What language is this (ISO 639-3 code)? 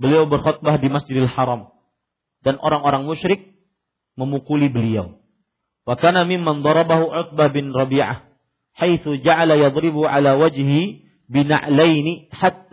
msa